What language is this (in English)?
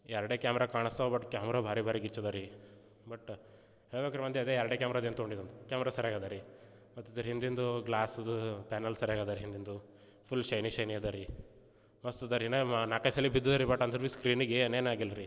Kannada